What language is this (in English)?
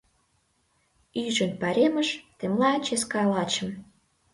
Mari